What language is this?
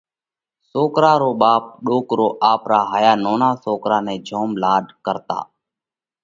Parkari Koli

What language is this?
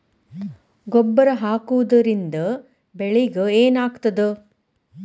Kannada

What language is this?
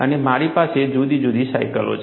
Gujarati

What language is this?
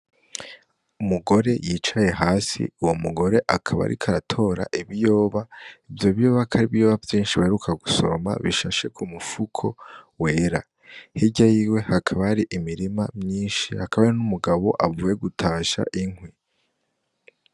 Rundi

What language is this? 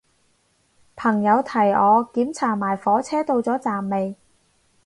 Cantonese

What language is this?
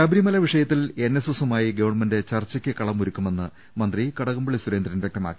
Malayalam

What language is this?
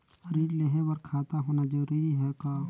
Chhattisgarhi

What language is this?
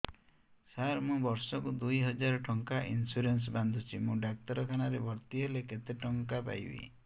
Odia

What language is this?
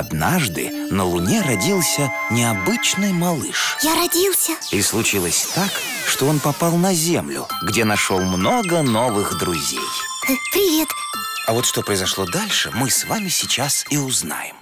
Russian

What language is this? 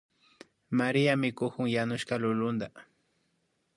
Imbabura Highland Quichua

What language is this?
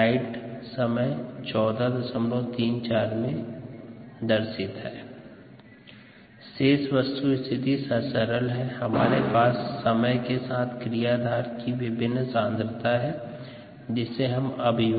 Hindi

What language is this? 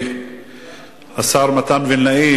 Hebrew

